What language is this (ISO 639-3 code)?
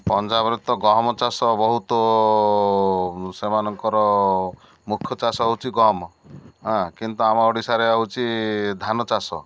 ori